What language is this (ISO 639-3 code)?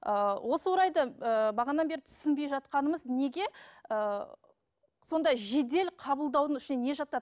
kaz